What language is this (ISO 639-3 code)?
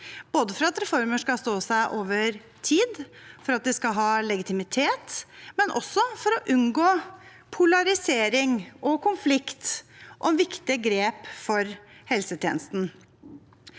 nor